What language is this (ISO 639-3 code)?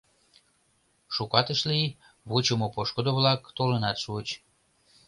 chm